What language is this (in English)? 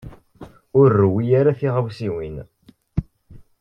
Kabyle